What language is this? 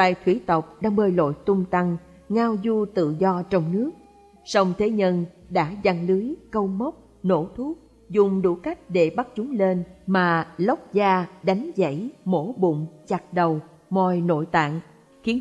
Vietnamese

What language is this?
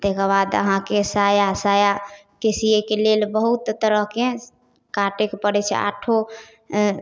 Maithili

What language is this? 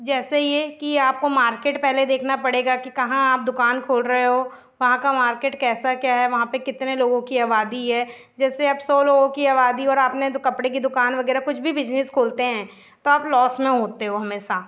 Hindi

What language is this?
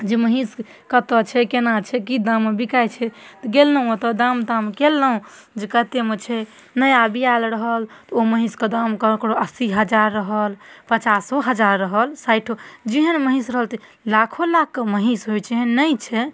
Maithili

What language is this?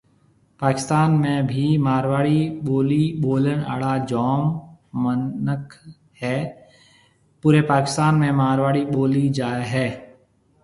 Marwari (Pakistan)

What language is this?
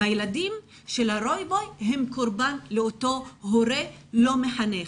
Hebrew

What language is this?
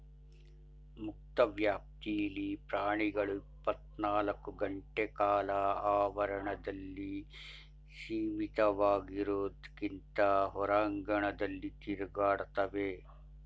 Kannada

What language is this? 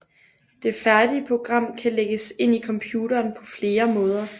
Danish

